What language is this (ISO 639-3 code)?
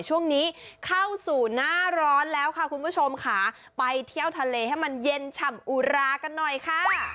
tha